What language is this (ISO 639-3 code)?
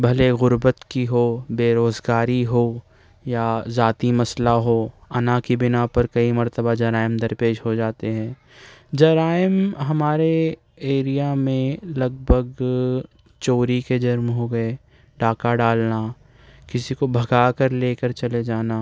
urd